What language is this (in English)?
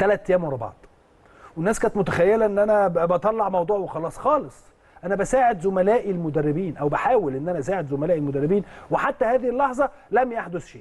Arabic